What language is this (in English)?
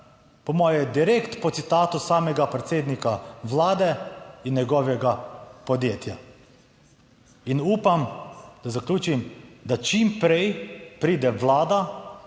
Slovenian